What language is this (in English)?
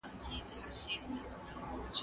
Pashto